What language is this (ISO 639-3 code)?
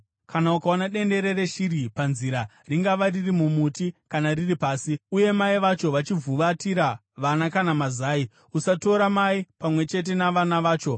sna